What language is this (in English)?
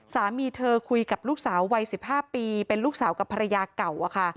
Thai